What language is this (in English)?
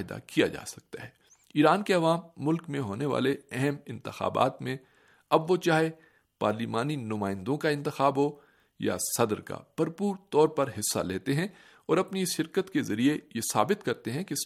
Urdu